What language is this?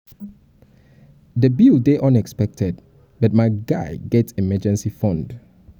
Nigerian Pidgin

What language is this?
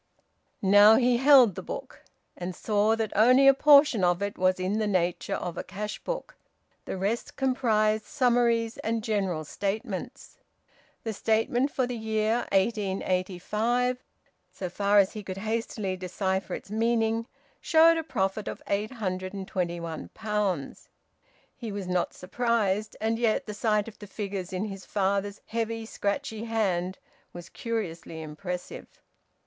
English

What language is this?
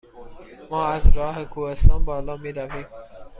Persian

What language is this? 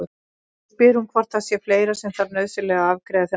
Icelandic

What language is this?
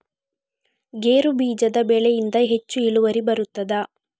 Kannada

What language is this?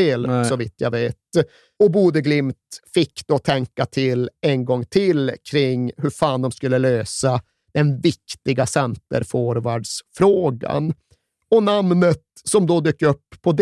Swedish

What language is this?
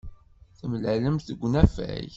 Kabyle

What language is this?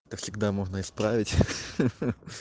Russian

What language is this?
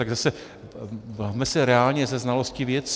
Czech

